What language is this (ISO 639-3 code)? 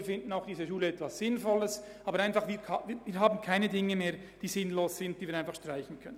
gsw